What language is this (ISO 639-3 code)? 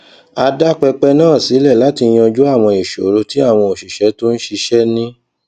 yor